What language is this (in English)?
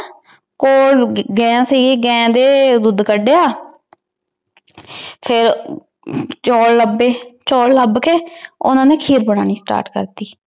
Punjabi